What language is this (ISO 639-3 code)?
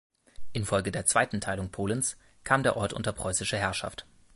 deu